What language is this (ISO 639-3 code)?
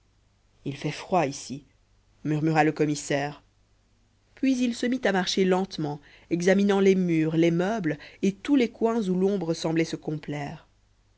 fra